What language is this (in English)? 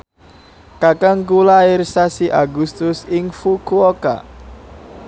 Javanese